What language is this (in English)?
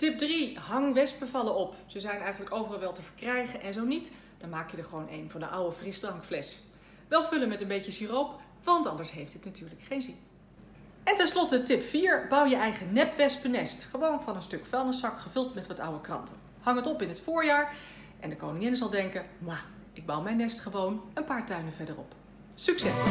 Dutch